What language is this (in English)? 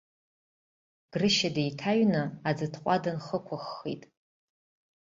Abkhazian